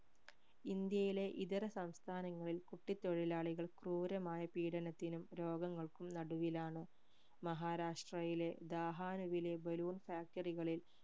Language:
Malayalam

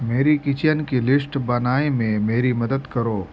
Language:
Urdu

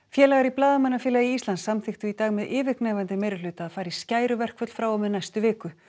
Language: Icelandic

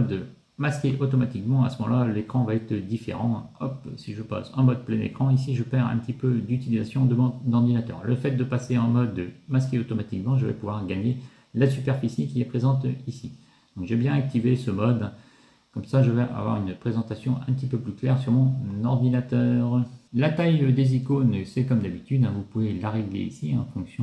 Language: French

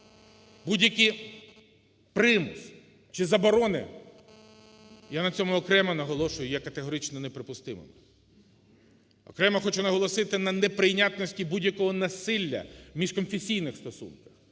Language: Ukrainian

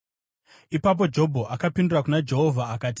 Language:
Shona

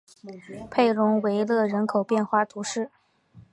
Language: Chinese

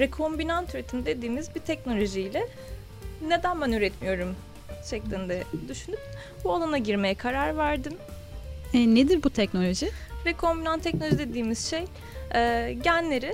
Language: Turkish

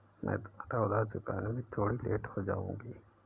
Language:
Hindi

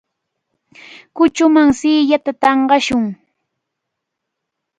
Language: Cajatambo North Lima Quechua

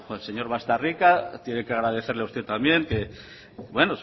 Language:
Spanish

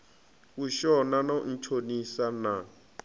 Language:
Venda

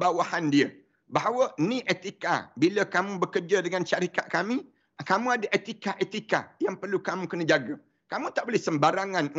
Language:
Malay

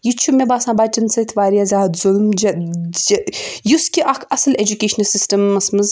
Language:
Kashmiri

